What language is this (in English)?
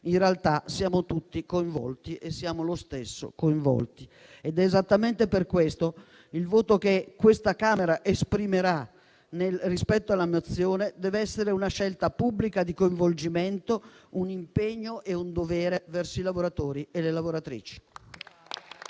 Italian